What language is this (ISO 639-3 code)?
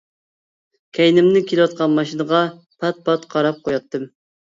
uig